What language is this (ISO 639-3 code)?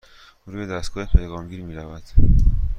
fas